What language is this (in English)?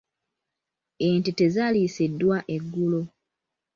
Ganda